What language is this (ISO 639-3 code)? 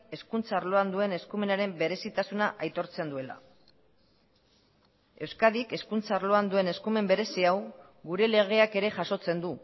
eus